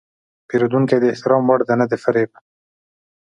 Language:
Pashto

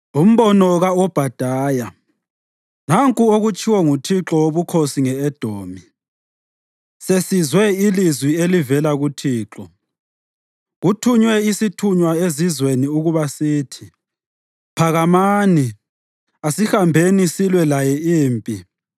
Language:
North Ndebele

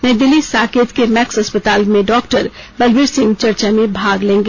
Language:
Hindi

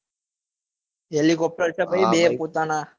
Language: Gujarati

